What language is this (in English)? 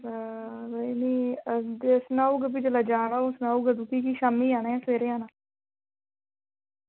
Dogri